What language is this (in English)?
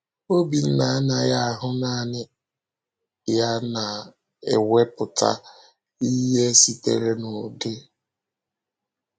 Igbo